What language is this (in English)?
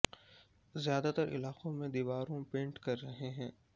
Urdu